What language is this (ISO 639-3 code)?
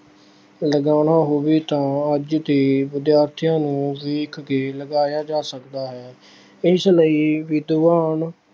pan